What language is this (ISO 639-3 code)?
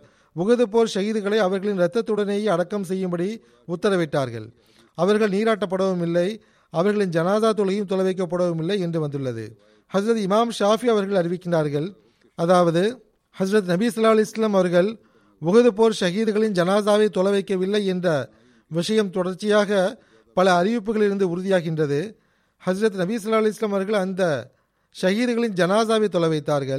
tam